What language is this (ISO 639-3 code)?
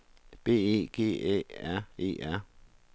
dan